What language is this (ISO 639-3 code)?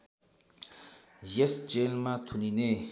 nep